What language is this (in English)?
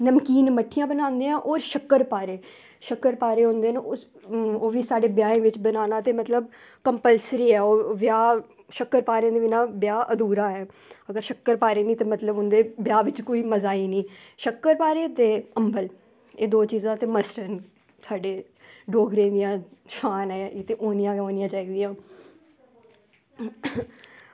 Dogri